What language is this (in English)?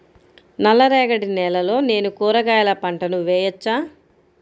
Telugu